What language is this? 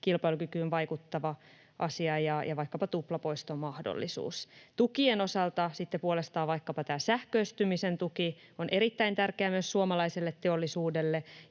Finnish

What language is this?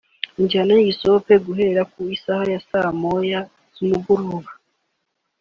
Kinyarwanda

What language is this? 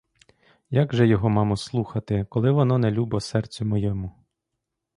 Ukrainian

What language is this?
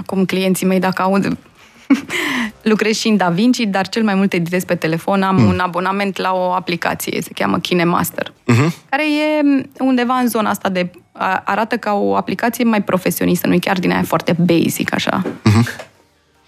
Romanian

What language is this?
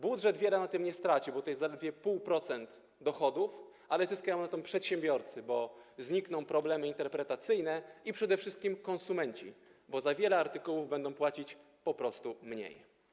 Polish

